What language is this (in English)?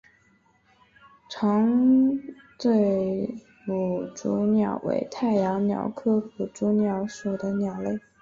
Chinese